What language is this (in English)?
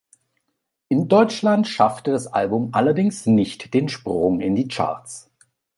German